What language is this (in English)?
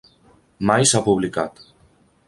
Catalan